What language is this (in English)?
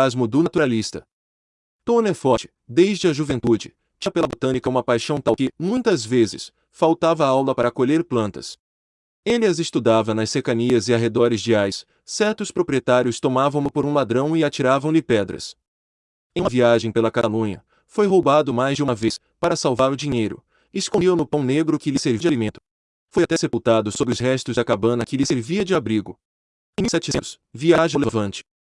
Portuguese